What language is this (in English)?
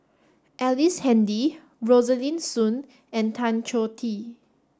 English